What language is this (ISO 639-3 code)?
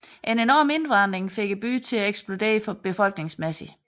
dan